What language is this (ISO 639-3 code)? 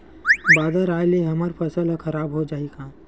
hne